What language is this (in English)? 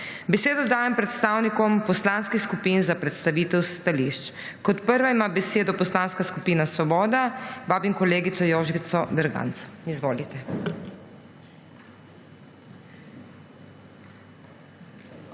Slovenian